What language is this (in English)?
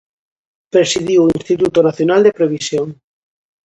Galician